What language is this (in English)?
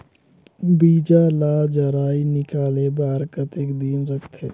Chhattisgarhi